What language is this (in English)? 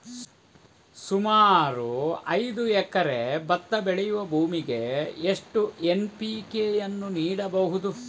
Kannada